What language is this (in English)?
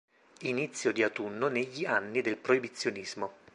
Italian